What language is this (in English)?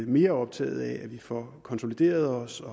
Danish